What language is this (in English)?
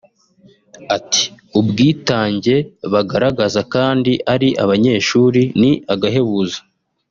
Kinyarwanda